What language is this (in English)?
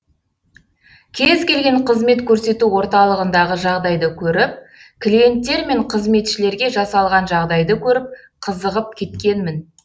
Kazakh